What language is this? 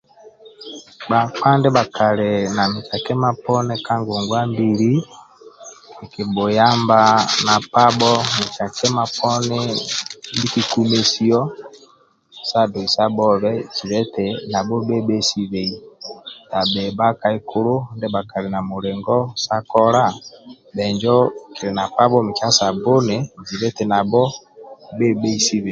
Amba (Uganda)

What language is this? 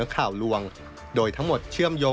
Thai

